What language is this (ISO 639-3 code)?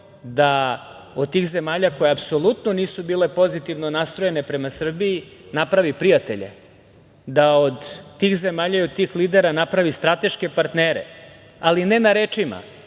srp